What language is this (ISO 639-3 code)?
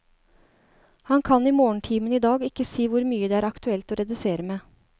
nor